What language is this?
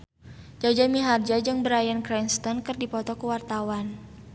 Sundanese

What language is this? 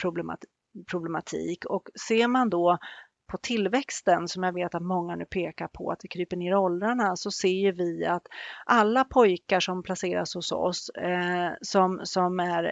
Swedish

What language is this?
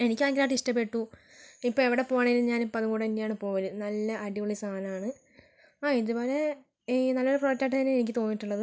Malayalam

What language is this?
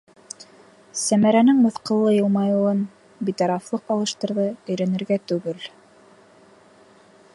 Bashkir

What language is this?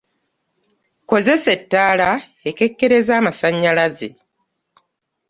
Ganda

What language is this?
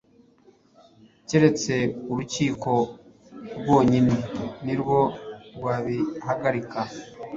Kinyarwanda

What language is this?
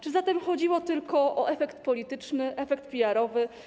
Polish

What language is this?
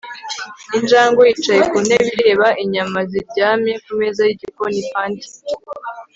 Kinyarwanda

